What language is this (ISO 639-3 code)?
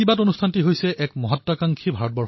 asm